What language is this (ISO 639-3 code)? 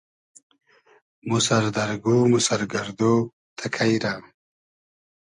haz